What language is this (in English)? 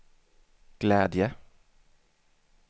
Swedish